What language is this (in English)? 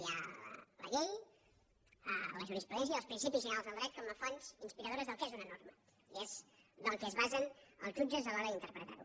Catalan